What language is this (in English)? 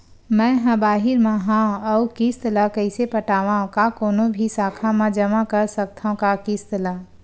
Chhattisgarhi